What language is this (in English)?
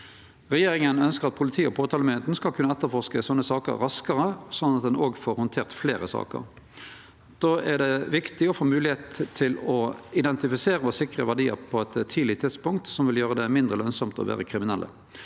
Norwegian